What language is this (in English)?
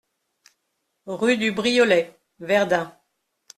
French